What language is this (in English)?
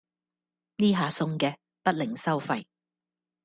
Cantonese